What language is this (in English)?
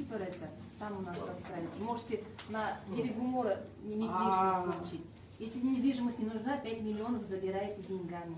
Russian